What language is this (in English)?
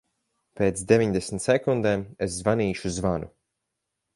Latvian